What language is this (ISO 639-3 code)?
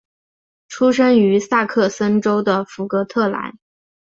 zho